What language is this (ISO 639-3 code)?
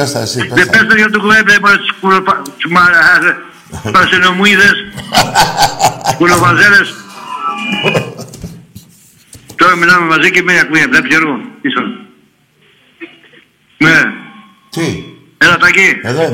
ell